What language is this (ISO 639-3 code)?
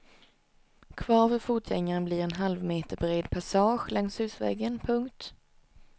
swe